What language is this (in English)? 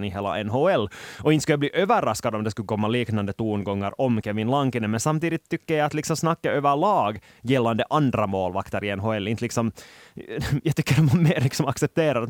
Swedish